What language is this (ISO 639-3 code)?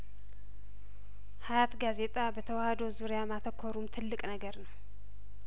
amh